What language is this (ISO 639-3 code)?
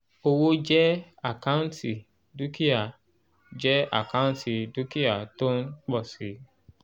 yor